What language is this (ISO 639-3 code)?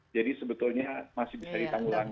ind